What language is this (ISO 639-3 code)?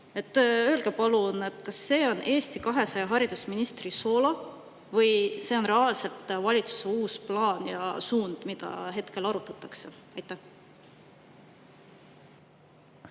est